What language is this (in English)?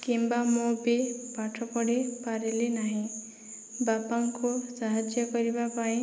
Odia